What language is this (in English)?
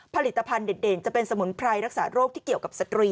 Thai